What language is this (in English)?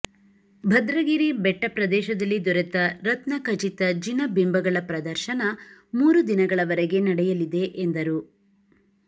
Kannada